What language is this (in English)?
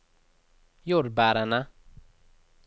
Norwegian